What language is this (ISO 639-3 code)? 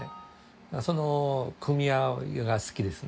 jpn